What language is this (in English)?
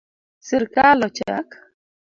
Luo (Kenya and Tanzania)